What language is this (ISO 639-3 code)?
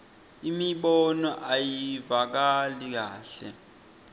ssw